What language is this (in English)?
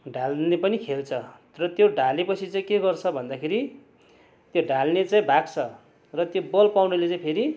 Nepali